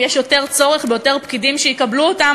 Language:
Hebrew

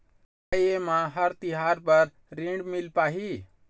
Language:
Chhattisgarhi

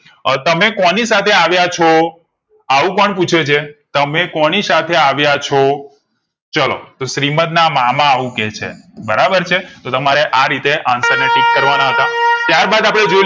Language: Gujarati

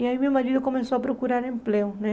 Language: Portuguese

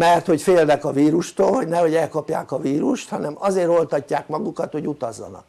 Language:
Hungarian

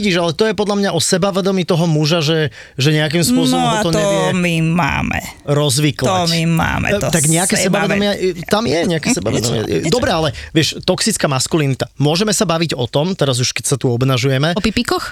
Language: Czech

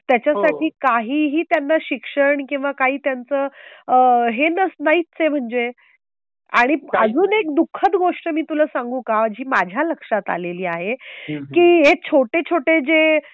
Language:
Marathi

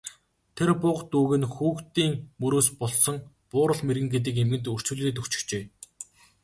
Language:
Mongolian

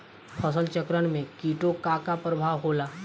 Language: Bhojpuri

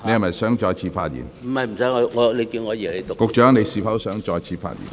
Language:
Cantonese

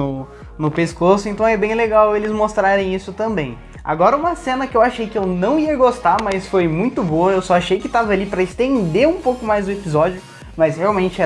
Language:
Portuguese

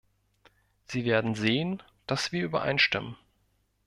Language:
German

